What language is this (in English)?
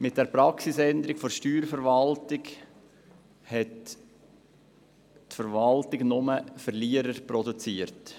Swiss German